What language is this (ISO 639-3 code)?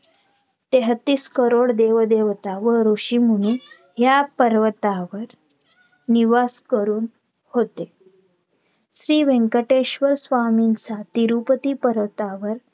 mar